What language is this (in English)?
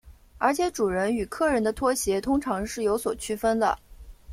Chinese